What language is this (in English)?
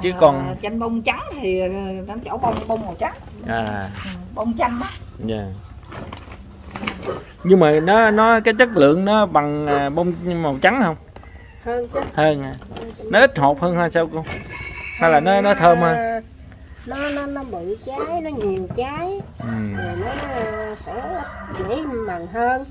Vietnamese